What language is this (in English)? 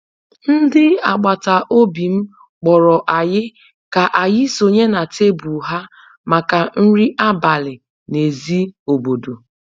Igbo